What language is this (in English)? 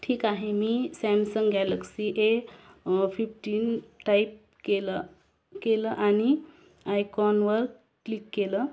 Marathi